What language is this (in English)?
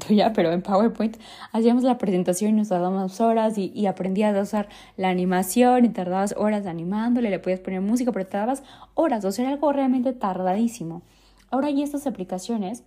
Spanish